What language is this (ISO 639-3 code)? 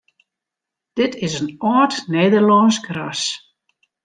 fry